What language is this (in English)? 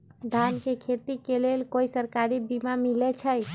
Magahi